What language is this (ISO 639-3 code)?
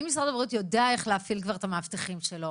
heb